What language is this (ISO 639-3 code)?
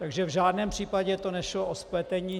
ces